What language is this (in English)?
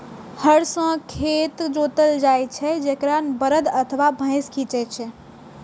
Maithili